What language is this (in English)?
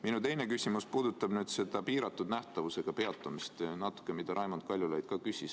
Estonian